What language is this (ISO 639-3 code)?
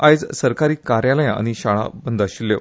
kok